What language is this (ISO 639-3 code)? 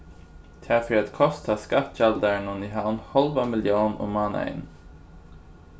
fao